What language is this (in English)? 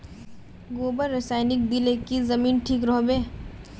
Magahi